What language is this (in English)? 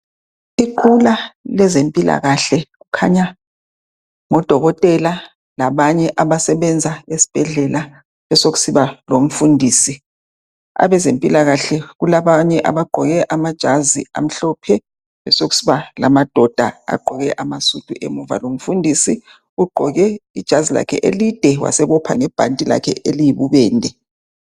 North Ndebele